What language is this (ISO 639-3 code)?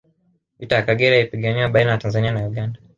swa